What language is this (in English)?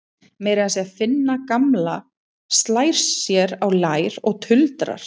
Icelandic